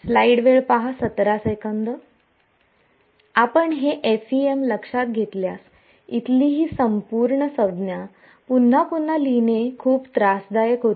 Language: Marathi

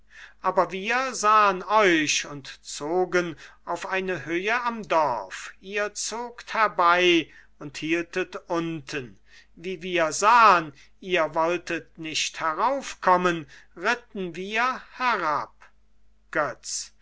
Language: German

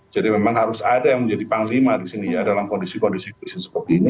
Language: Indonesian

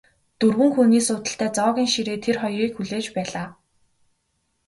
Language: Mongolian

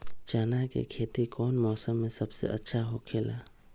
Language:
Magahi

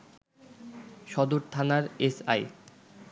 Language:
Bangla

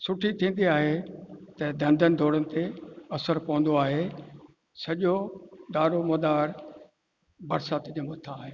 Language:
Sindhi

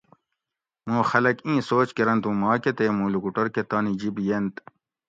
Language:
Gawri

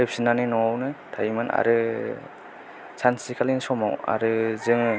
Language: Bodo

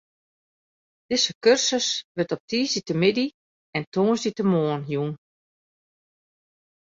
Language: Western Frisian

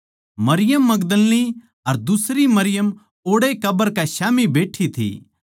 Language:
Haryanvi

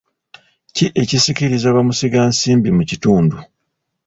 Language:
Ganda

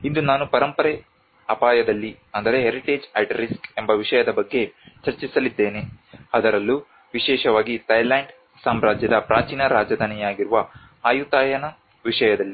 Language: Kannada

